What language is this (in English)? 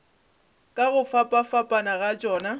Northern Sotho